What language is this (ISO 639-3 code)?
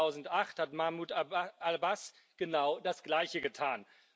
deu